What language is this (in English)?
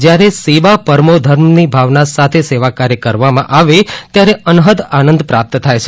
Gujarati